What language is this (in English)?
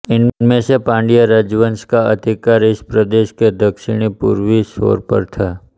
Hindi